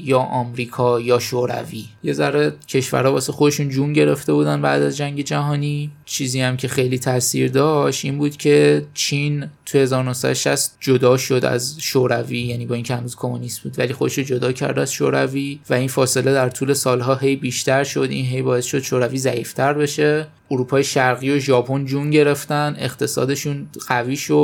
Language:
Persian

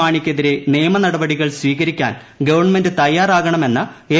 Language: Malayalam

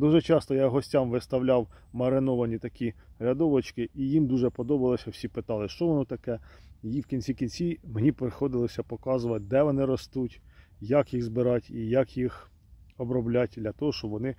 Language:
Ukrainian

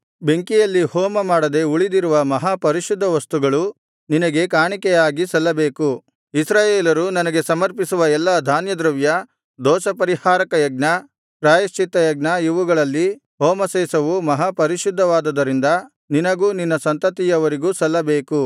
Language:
Kannada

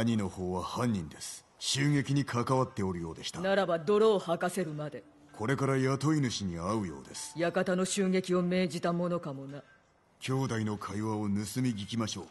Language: Japanese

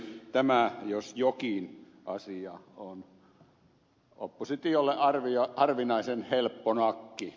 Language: Finnish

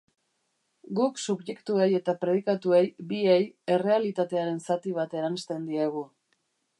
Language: Basque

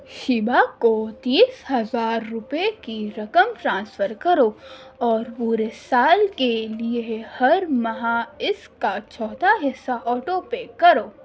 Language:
Urdu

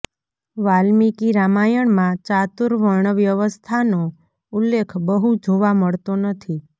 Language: Gujarati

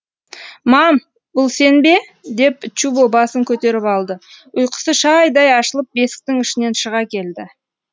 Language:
Kazakh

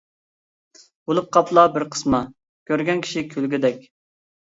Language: Uyghur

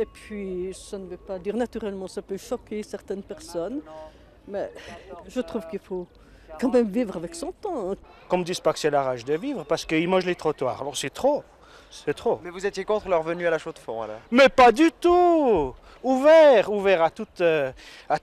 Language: French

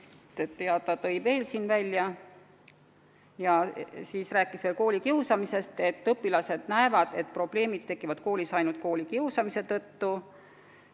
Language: Estonian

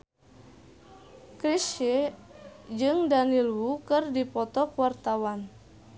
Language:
Sundanese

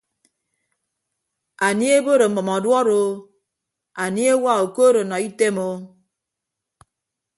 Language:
Ibibio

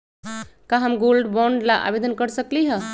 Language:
Magahi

